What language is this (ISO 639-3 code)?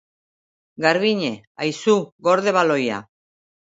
eus